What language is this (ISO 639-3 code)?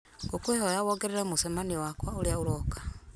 kik